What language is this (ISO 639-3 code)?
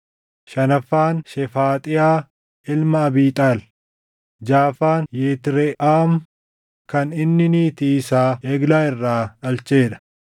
orm